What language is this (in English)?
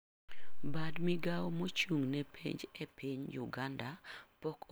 Luo (Kenya and Tanzania)